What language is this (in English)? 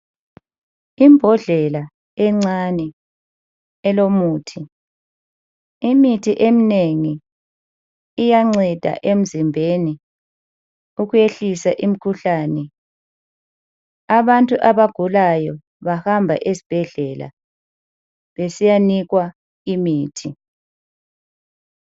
North Ndebele